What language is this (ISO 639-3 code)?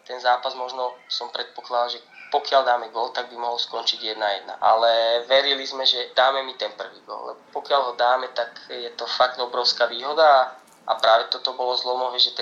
slk